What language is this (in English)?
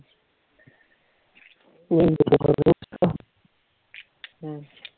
Punjabi